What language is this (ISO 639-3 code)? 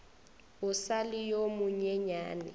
nso